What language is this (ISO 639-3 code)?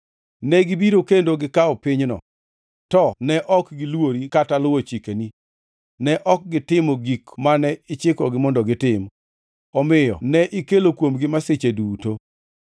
luo